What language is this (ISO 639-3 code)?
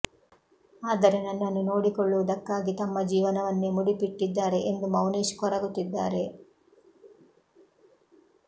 kan